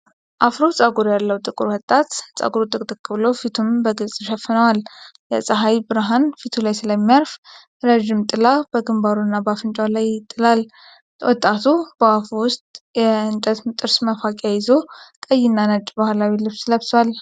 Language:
Amharic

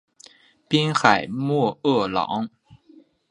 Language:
Chinese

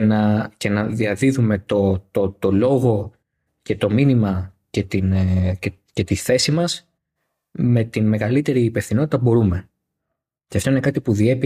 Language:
Greek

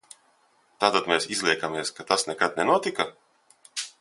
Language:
Latvian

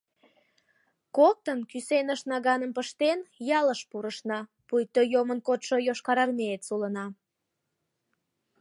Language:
Mari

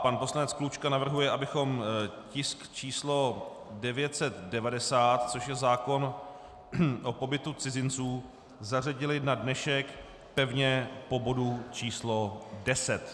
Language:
Czech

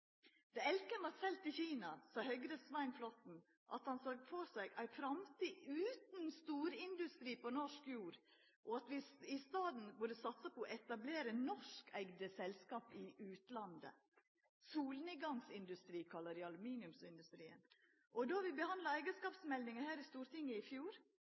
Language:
Norwegian Nynorsk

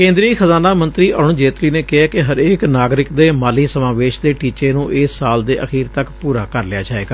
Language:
Punjabi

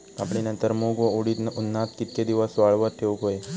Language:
Marathi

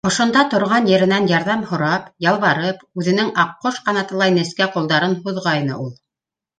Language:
Bashkir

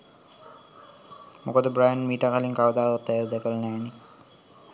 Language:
Sinhala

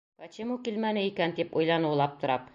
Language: Bashkir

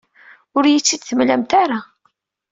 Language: Kabyle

